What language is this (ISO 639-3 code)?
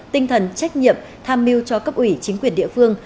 vie